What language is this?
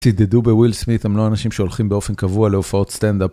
Hebrew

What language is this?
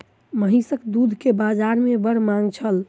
Maithili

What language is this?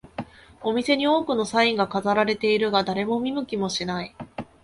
Japanese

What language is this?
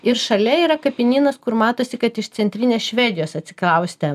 Lithuanian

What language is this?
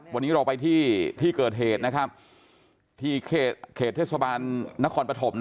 Thai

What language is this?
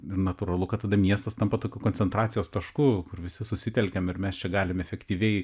Lithuanian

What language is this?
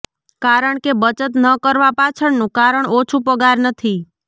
Gujarati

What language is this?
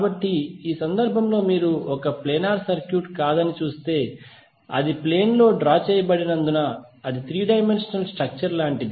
Telugu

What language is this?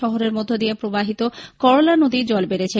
Bangla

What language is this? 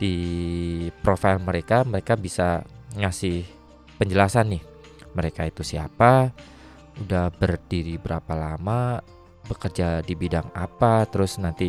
Indonesian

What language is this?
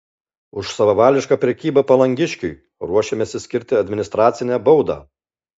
Lithuanian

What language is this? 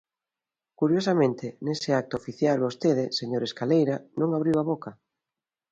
Galician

